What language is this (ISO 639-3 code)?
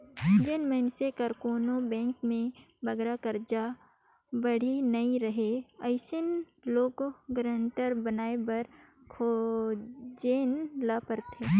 hne